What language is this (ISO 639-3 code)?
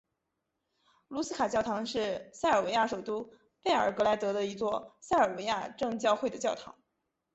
zho